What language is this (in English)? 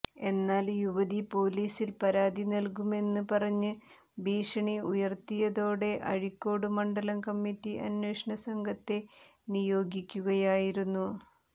Malayalam